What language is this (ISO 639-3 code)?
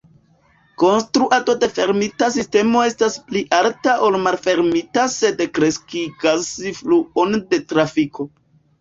epo